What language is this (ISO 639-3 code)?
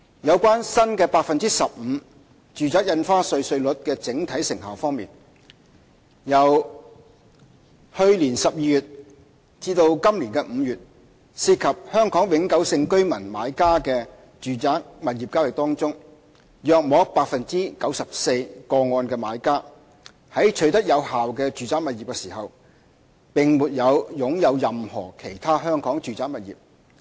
yue